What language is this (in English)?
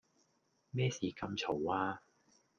Cantonese